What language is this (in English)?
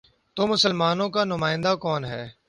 Urdu